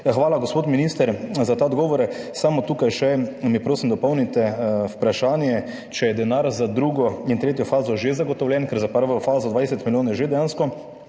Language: Slovenian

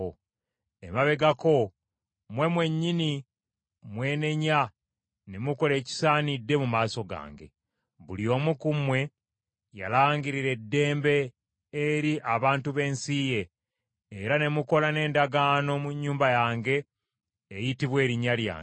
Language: Ganda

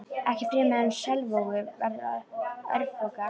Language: Icelandic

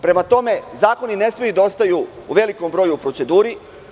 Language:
Serbian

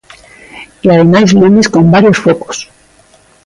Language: Galician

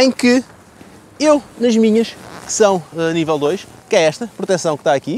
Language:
Portuguese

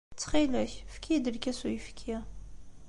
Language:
Kabyle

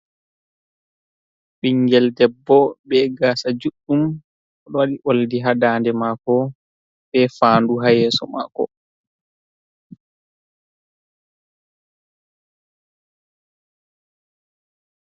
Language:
Fula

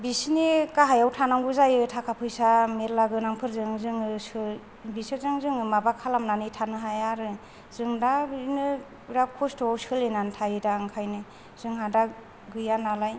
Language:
Bodo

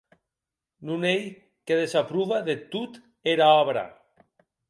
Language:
Occitan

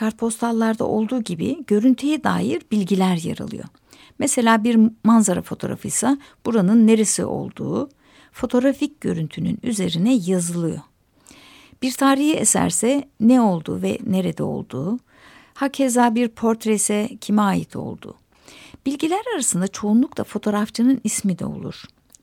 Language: Turkish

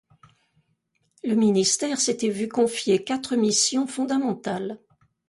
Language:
French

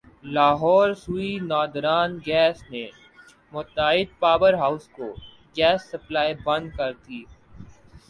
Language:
Urdu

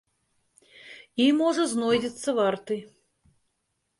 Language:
Belarusian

